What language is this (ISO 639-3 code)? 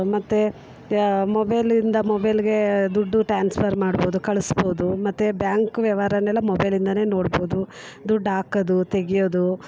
kan